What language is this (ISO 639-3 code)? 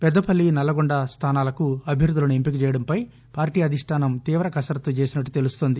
tel